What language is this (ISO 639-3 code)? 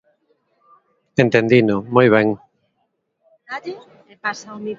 glg